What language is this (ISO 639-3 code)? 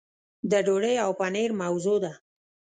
pus